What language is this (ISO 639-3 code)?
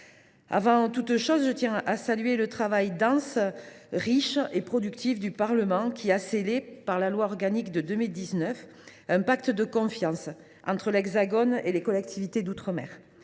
fra